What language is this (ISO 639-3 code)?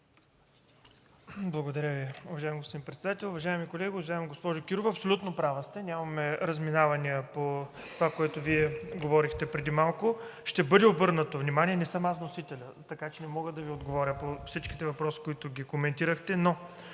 bul